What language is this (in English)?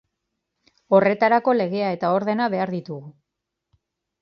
Basque